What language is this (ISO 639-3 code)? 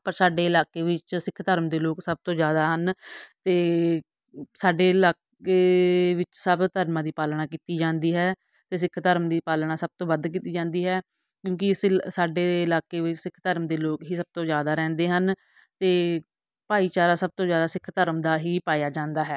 pan